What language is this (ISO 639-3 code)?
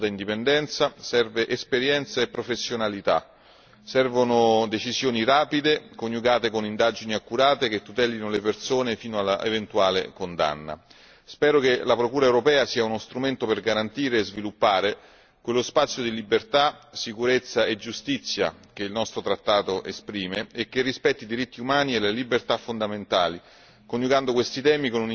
ita